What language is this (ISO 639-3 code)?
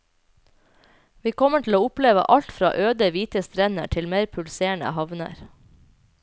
nor